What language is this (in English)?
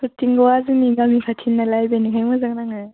Bodo